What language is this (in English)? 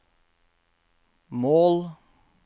Norwegian